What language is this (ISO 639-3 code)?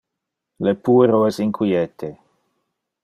ina